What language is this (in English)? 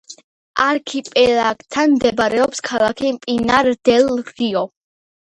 Georgian